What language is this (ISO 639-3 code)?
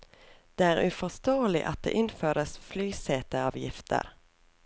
nor